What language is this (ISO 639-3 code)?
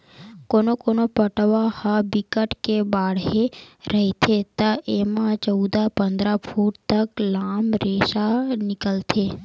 hne